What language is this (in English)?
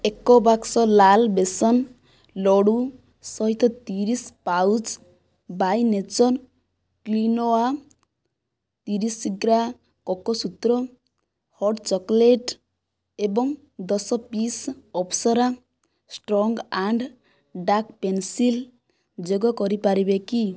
Odia